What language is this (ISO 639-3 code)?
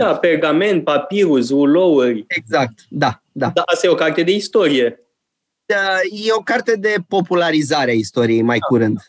ron